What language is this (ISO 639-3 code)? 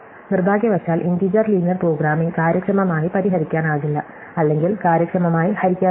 mal